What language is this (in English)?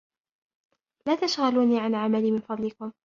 Arabic